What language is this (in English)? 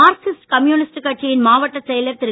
Tamil